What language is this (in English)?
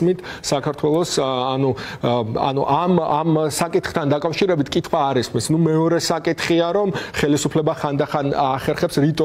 Romanian